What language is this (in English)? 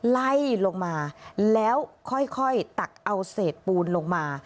Thai